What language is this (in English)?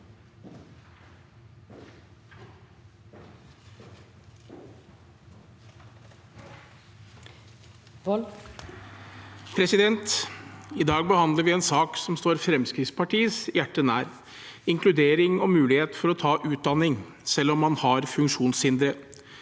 Norwegian